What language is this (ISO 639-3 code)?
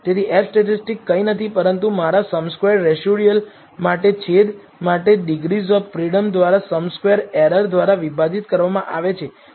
guj